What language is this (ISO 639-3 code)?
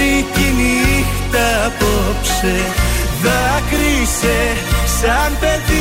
ell